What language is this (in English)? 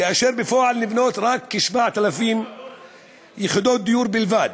Hebrew